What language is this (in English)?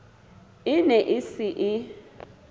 Southern Sotho